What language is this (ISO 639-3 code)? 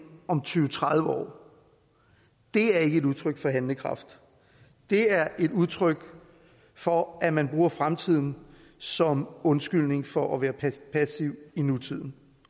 dan